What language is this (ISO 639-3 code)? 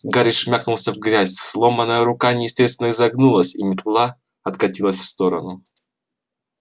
rus